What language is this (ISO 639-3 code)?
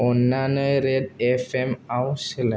brx